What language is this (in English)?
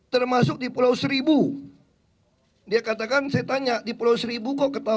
Indonesian